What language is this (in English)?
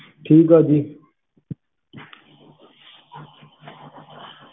Punjabi